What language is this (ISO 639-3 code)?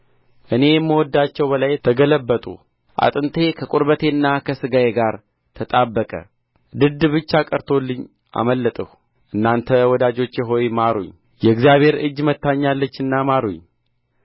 amh